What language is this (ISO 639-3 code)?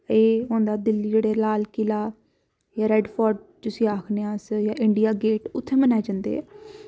doi